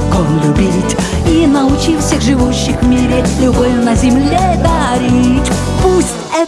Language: Russian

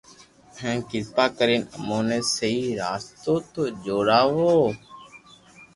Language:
Loarki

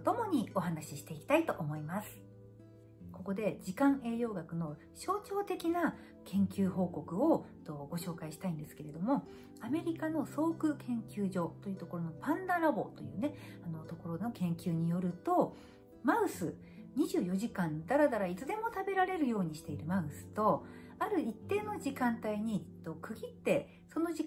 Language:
Japanese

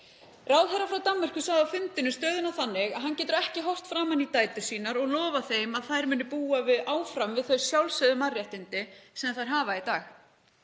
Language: Icelandic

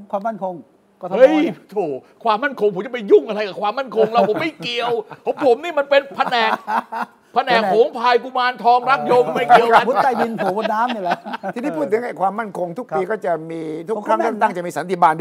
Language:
Thai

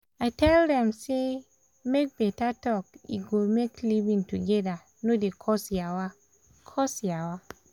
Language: Nigerian Pidgin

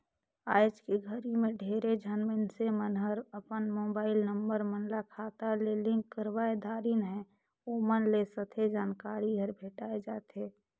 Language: Chhattisgarhi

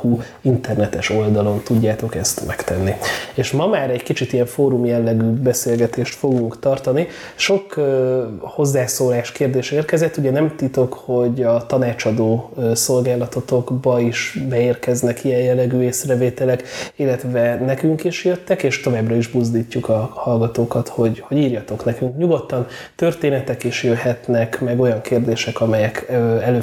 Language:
Hungarian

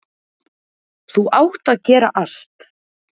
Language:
Icelandic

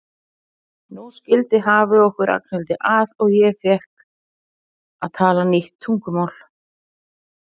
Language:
Icelandic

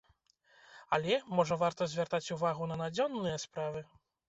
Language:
Belarusian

